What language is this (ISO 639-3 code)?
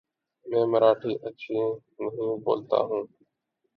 urd